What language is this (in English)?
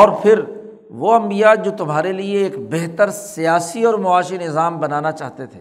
Urdu